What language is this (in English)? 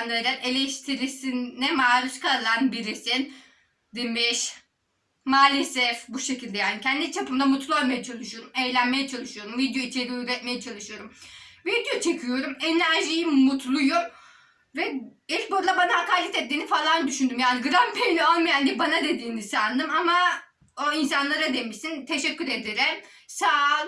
Turkish